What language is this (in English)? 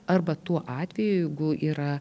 Lithuanian